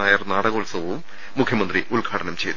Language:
Malayalam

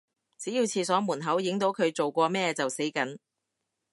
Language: Cantonese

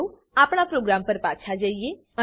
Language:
Gujarati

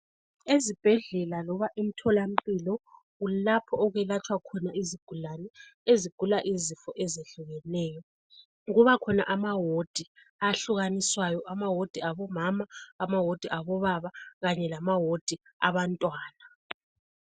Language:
North Ndebele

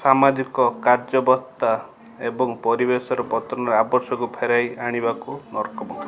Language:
Odia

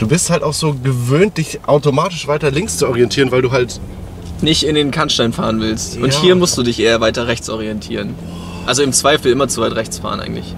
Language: German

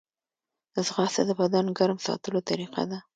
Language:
Pashto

